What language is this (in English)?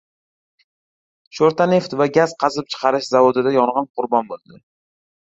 Uzbek